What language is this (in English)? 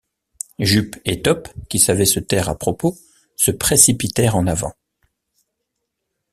French